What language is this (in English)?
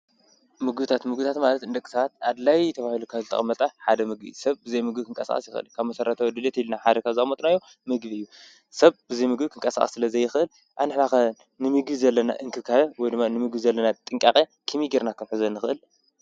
Tigrinya